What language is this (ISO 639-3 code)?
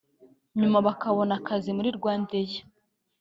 kin